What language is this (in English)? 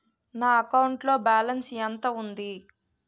Telugu